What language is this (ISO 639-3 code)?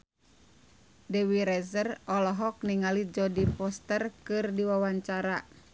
sun